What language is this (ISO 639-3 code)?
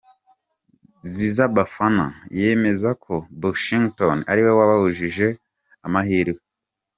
kin